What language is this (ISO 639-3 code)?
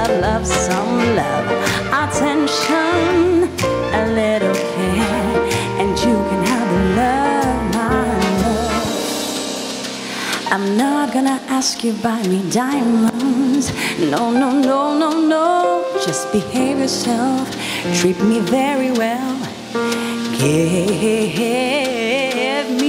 lit